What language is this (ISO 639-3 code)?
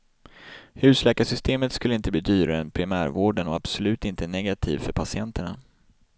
swe